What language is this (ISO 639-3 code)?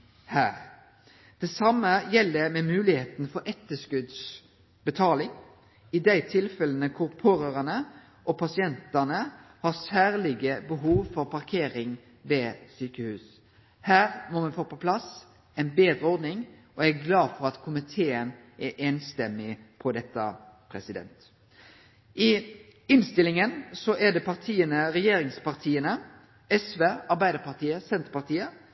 nno